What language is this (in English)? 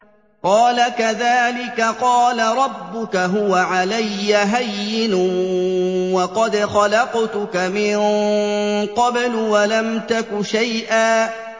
Arabic